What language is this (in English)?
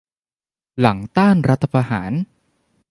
Thai